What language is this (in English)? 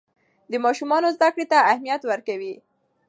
Pashto